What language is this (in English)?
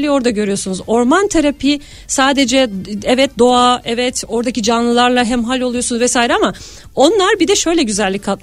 Turkish